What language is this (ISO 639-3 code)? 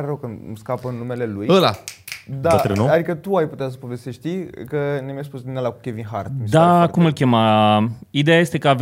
ron